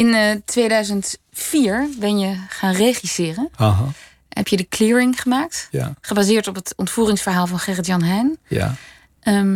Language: Dutch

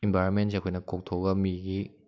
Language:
Manipuri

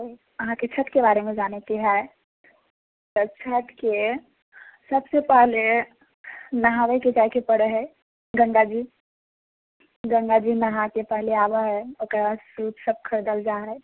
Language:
Maithili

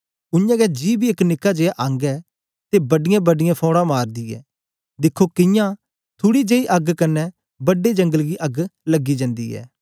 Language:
Dogri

